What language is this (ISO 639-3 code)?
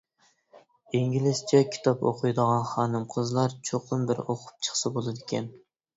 uig